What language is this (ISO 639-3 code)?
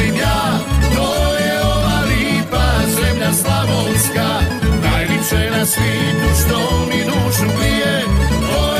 hrv